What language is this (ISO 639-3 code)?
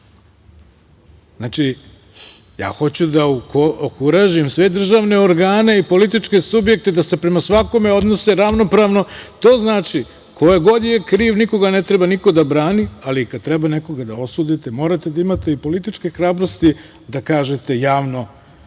srp